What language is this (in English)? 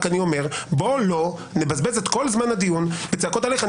Hebrew